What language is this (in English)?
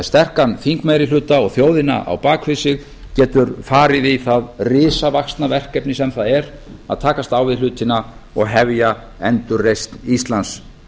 Icelandic